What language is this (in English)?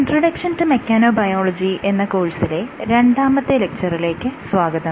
Malayalam